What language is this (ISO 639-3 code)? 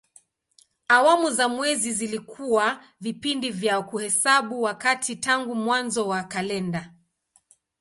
swa